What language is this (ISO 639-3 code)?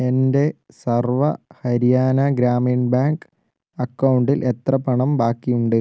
mal